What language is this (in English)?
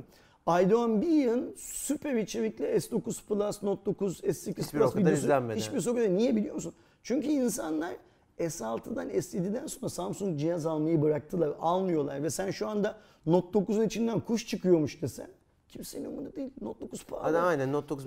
Turkish